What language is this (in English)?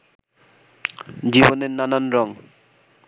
Bangla